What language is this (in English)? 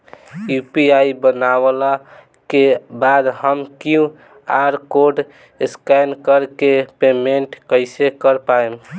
Bhojpuri